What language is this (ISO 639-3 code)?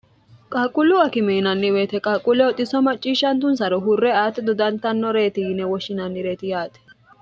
sid